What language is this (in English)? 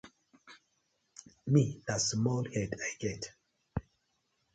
Nigerian Pidgin